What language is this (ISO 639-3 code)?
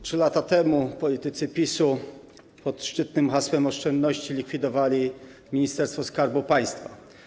pol